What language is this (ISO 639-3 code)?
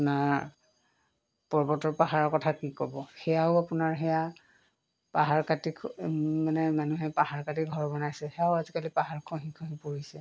asm